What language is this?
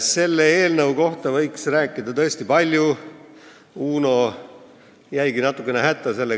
Estonian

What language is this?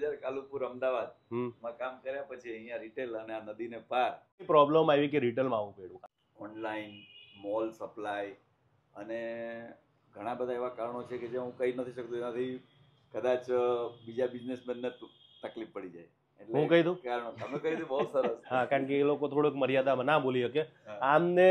Gujarati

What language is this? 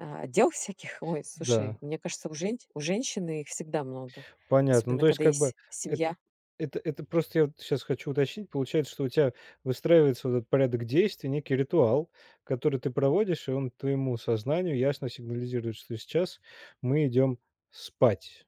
Russian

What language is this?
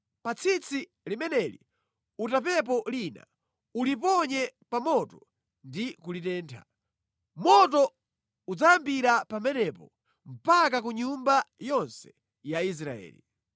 Nyanja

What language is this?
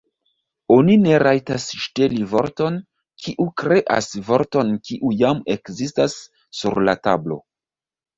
Esperanto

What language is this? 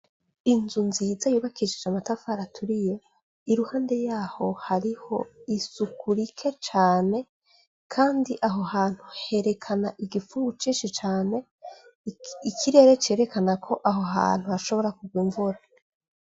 Rundi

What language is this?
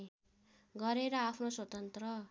Nepali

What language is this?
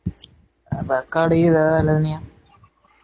Tamil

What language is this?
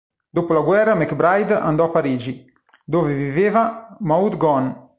Italian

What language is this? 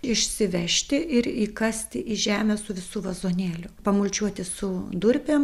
Lithuanian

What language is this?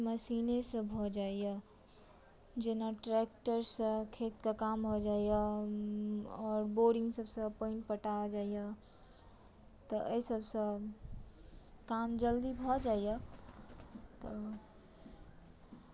Maithili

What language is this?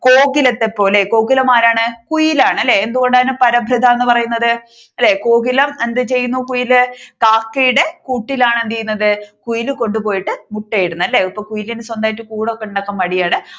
Malayalam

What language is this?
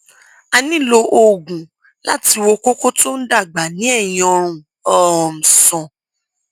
Yoruba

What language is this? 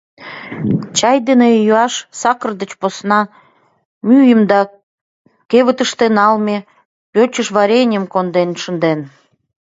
Mari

